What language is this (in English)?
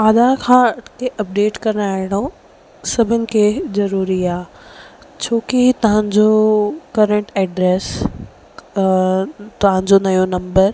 Sindhi